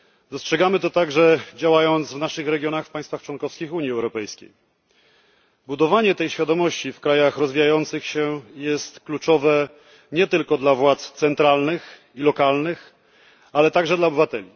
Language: Polish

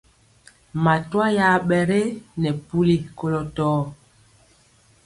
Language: Mpiemo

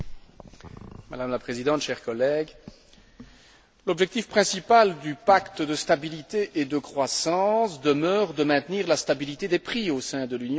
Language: French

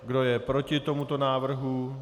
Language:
Czech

